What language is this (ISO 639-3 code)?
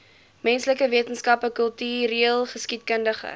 afr